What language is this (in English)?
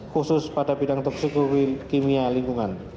Indonesian